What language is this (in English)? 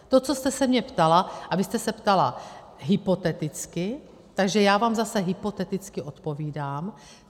Czech